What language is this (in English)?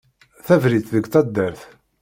Kabyle